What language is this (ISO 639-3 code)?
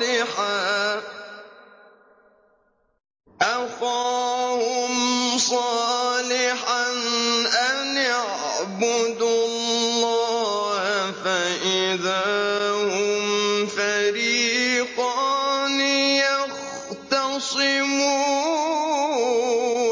ara